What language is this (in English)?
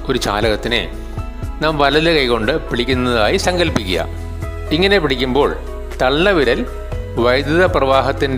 Malayalam